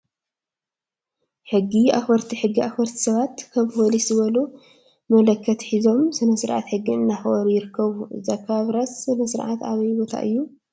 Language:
Tigrinya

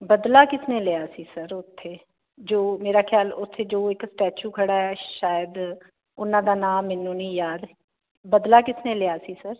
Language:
Punjabi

